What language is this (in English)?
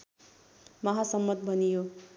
Nepali